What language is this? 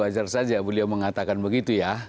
Indonesian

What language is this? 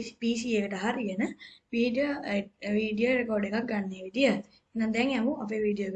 Sinhala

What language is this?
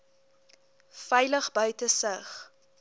Afrikaans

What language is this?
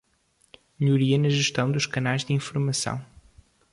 Portuguese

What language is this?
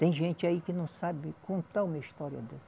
Portuguese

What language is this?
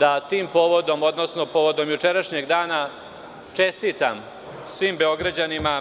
Serbian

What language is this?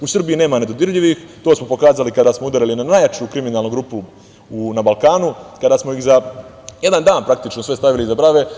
Serbian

